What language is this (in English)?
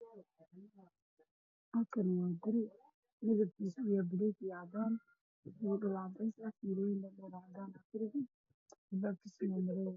Somali